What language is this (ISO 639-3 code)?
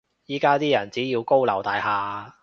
yue